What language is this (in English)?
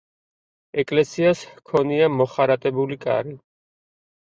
Georgian